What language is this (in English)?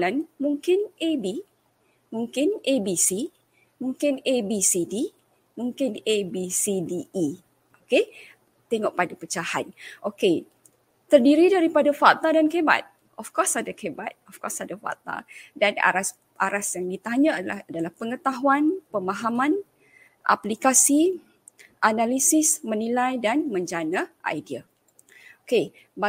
Malay